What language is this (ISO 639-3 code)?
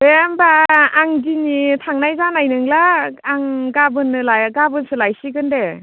brx